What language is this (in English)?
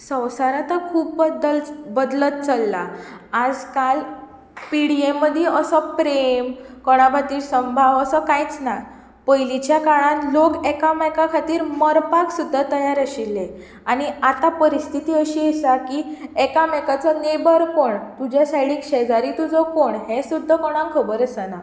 Konkani